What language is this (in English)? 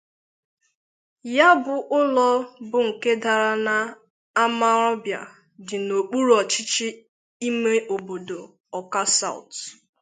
Igbo